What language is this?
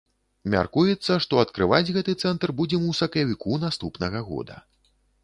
Belarusian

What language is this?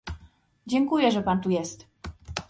Polish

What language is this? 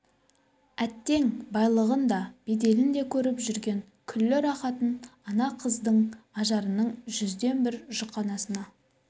Kazakh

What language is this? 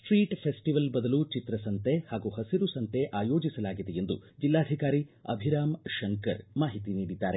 Kannada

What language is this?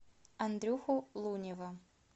Russian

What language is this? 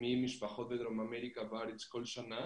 Hebrew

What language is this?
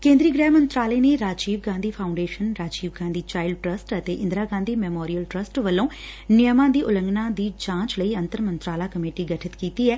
Punjabi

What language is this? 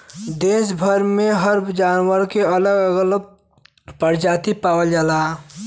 Bhojpuri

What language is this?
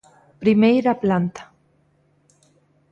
Galician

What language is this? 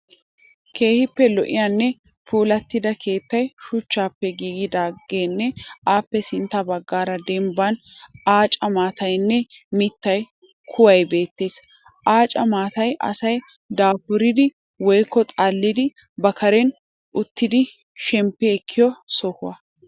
Wolaytta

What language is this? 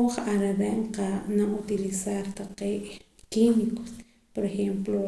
Poqomam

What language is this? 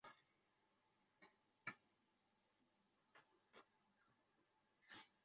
Chinese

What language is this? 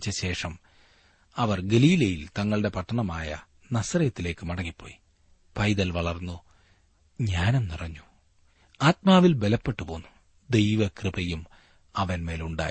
Malayalam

